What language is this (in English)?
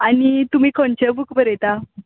Konkani